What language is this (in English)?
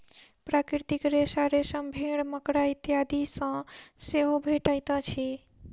Maithili